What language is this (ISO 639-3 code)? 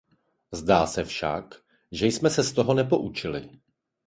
ces